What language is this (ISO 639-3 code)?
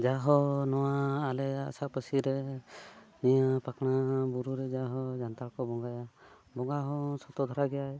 sat